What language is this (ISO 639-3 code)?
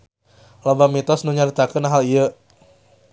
sun